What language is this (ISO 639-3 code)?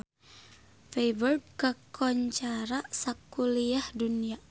sun